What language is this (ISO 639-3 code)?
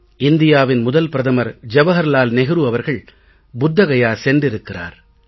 tam